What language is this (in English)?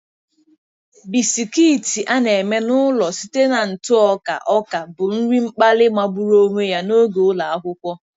Igbo